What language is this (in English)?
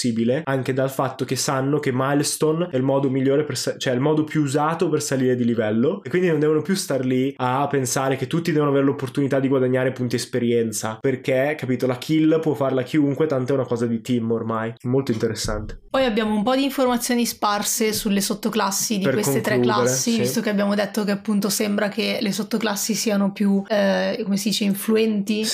Italian